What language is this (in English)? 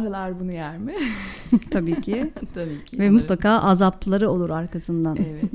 Turkish